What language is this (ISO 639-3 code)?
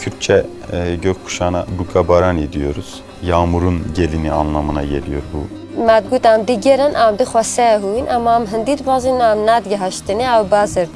tur